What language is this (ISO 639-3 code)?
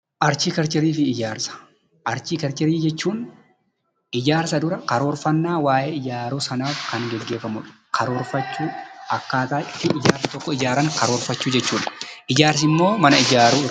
orm